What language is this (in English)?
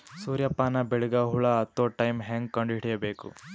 Kannada